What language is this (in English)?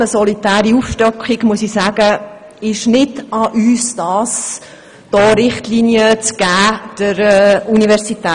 Swiss German